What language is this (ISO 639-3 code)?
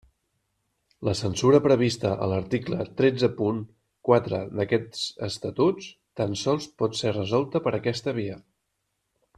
cat